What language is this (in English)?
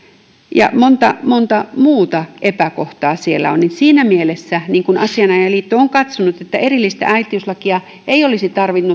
Finnish